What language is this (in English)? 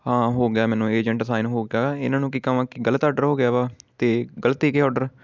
Punjabi